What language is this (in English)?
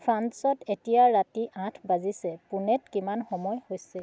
Assamese